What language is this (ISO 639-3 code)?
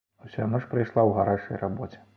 bel